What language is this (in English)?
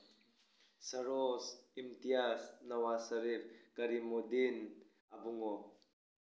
Manipuri